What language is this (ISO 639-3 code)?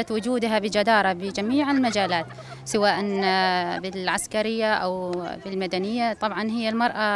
ara